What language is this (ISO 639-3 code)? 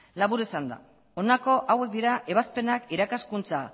eus